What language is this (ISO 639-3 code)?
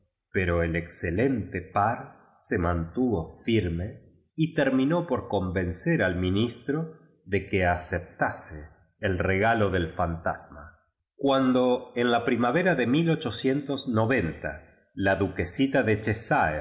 spa